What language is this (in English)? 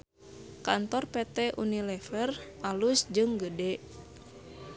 Sundanese